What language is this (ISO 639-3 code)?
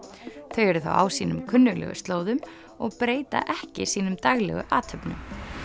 isl